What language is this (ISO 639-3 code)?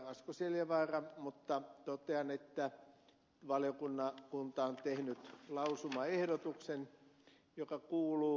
fin